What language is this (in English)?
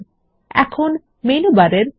Bangla